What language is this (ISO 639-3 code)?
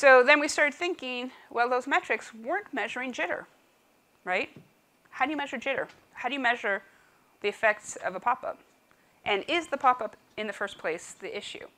eng